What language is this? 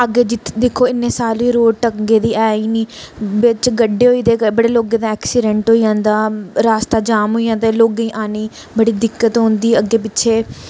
Dogri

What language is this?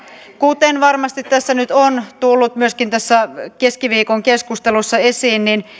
Finnish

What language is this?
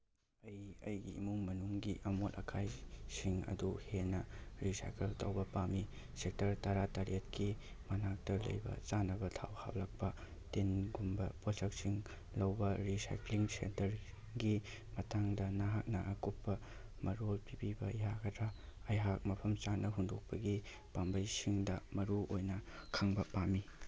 Manipuri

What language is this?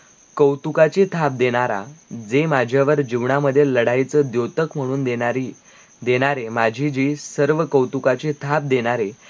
Marathi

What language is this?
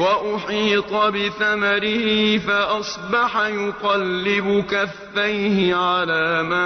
Arabic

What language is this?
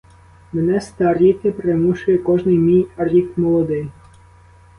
Ukrainian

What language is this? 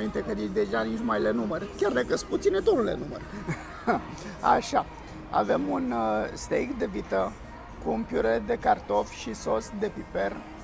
Romanian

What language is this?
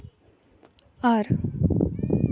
Santali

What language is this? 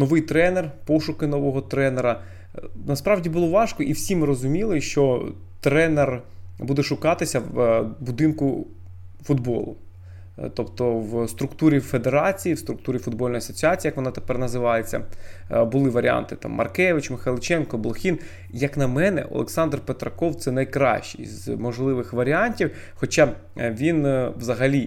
Ukrainian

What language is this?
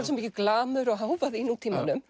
Icelandic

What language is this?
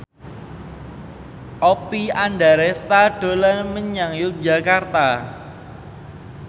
Javanese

